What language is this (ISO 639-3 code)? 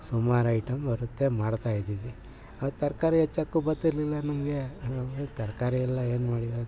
kan